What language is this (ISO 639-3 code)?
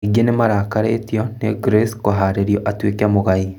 kik